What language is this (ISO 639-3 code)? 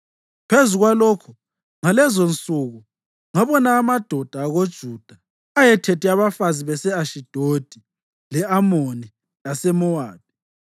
nde